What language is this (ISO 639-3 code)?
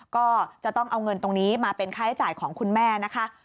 tha